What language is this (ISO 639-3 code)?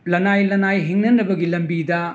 mni